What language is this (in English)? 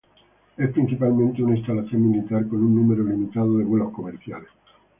Spanish